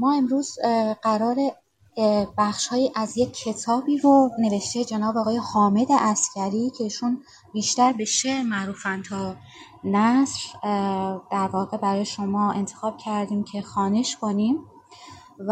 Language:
Persian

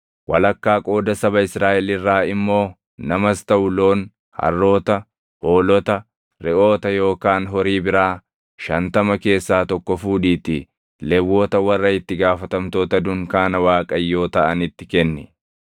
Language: Oromo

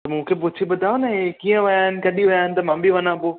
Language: Sindhi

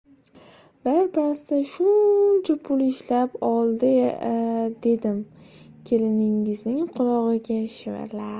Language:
Uzbek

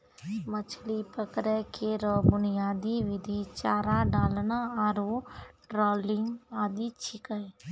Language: Maithili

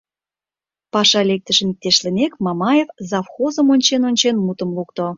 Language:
Mari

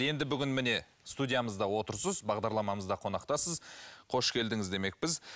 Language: Kazakh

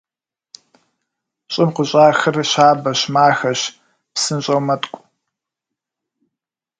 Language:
Kabardian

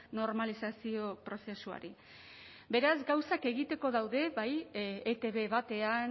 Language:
Basque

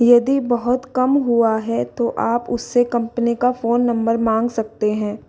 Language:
Hindi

